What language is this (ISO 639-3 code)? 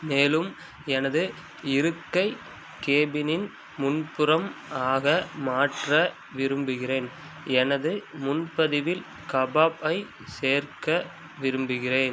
tam